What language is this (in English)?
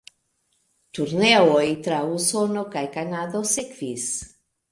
Esperanto